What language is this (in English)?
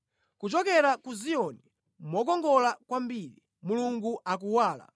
Nyanja